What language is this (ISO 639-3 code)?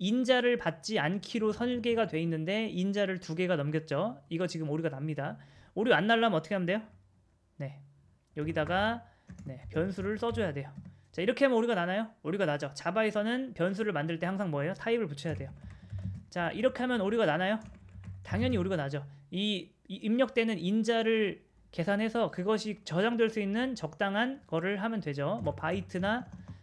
kor